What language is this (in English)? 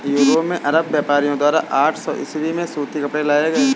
Hindi